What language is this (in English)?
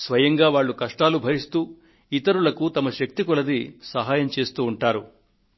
Telugu